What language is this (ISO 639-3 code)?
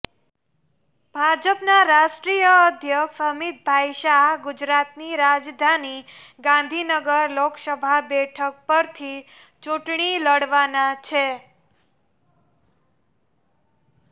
guj